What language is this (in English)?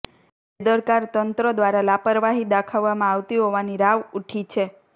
Gujarati